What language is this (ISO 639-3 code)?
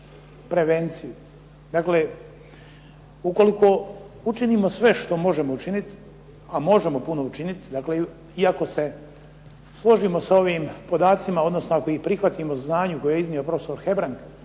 hrv